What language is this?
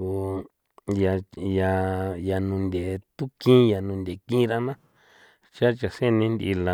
San Felipe Otlaltepec Popoloca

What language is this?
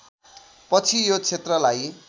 Nepali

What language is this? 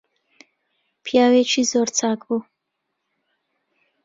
Central Kurdish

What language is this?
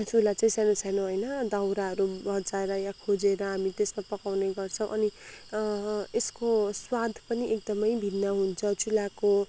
Nepali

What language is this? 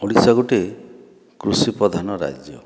Odia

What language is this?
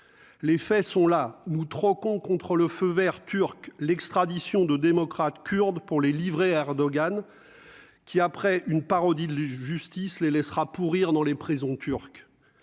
French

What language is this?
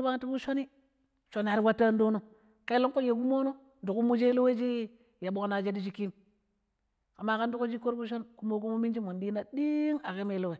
Pero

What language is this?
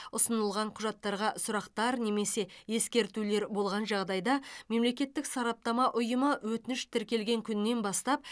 Kazakh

